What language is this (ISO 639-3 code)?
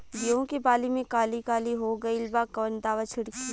bho